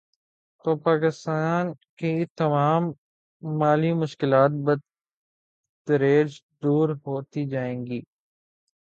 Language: Urdu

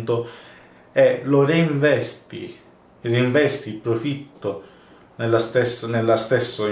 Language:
Italian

